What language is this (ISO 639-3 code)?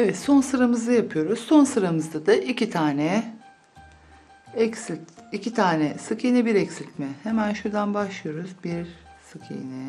tur